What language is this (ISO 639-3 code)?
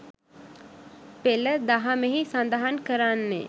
sin